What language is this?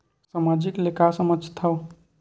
Chhattisgarhi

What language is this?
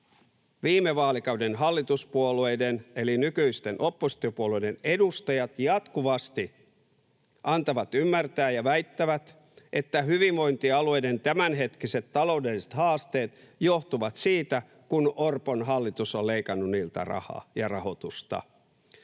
Finnish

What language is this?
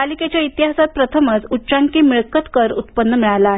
Marathi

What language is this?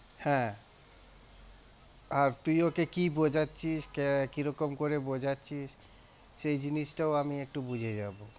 Bangla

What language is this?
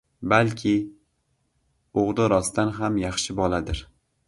Uzbek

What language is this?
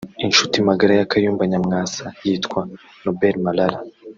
Kinyarwanda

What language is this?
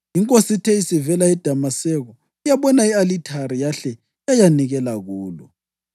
North Ndebele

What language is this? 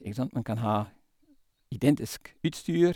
Norwegian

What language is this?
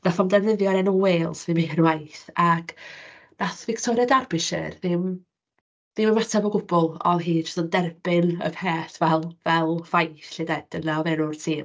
Welsh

